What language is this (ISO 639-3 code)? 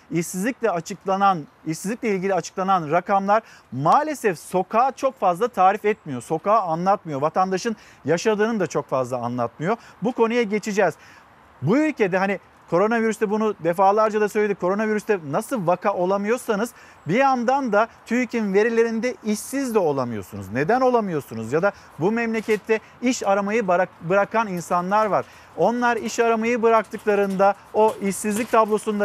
tur